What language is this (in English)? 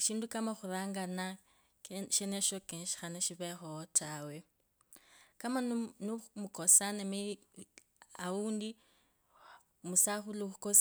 Kabras